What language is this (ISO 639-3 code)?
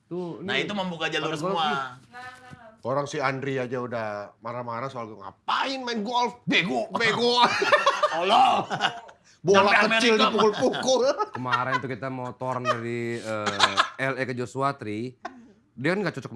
ind